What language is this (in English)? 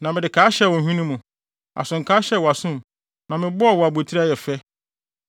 Akan